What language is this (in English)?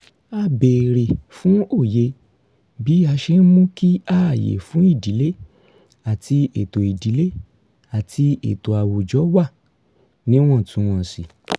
Yoruba